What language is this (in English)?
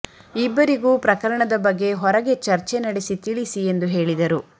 Kannada